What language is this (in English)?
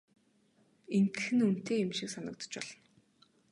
Mongolian